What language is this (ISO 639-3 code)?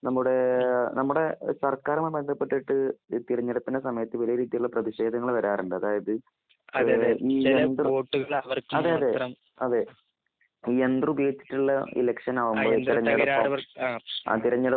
mal